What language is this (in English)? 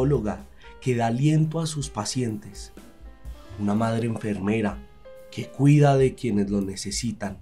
Spanish